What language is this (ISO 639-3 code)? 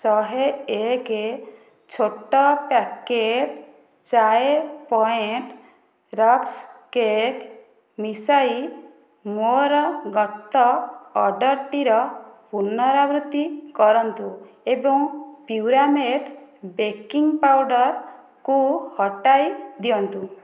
ori